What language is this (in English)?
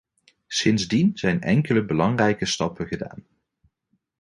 Dutch